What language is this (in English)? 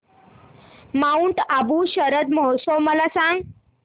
Marathi